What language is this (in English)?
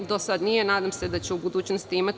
Serbian